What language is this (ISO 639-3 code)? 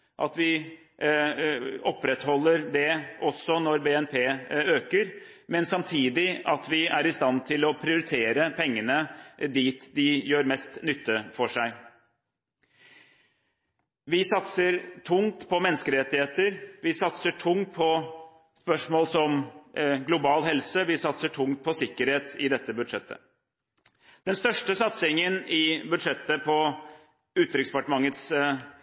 nob